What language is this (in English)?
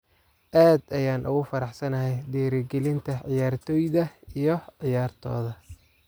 Somali